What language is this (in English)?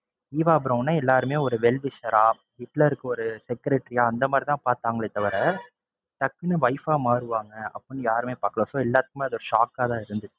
Tamil